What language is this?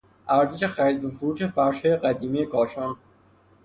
Persian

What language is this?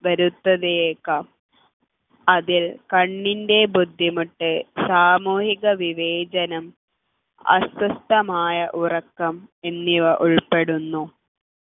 Malayalam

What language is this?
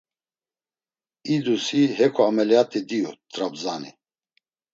Laz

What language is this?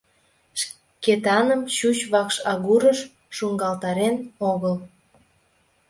Mari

